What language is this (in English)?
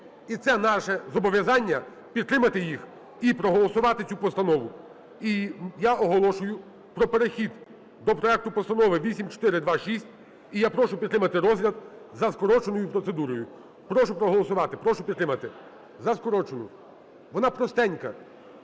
Ukrainian